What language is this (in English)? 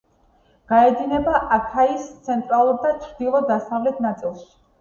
Georgian